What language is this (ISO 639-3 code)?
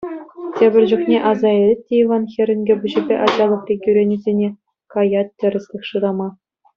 chv